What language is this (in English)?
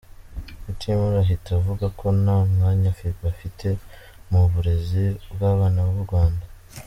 Kinyarwanda